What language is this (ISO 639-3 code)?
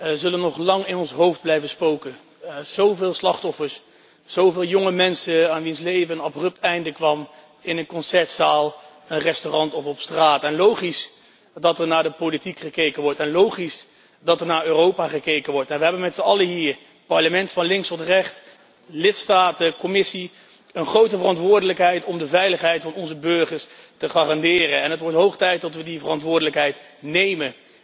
nld